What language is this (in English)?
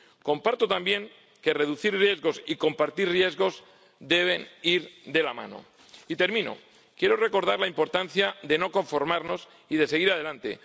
Spanish